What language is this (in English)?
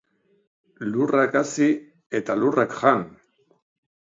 Basque